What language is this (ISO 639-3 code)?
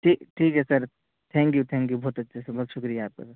urd